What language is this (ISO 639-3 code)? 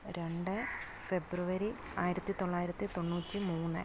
mal